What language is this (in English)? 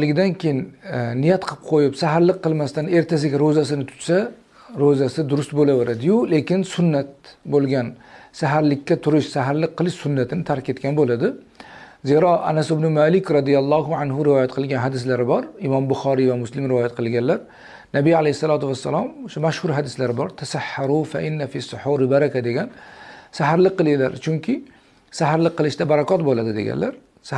Turkish